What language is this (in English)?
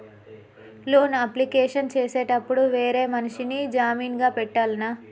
Telugu